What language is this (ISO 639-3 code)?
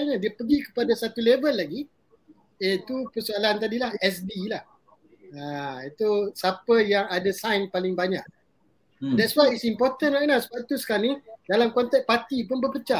msa